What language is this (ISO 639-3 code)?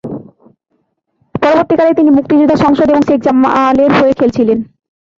ben